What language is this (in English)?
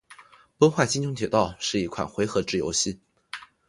Chinese